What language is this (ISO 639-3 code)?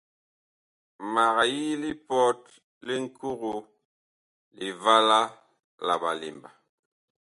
bkh